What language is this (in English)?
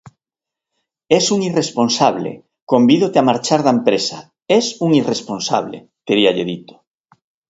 Galician